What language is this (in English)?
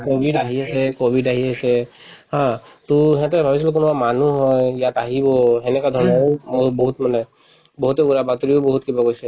Assamese